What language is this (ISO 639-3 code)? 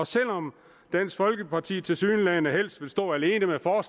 dan